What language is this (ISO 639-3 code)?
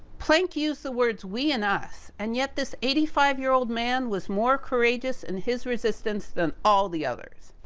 eng